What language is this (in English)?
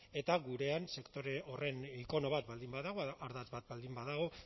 Basque